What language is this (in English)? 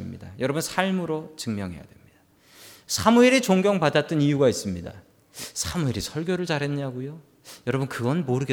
Korean